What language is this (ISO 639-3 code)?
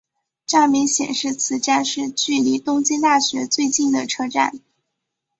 zho